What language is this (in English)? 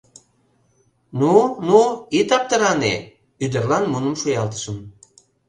Mari